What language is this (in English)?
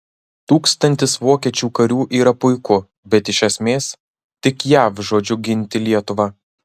Lithuanian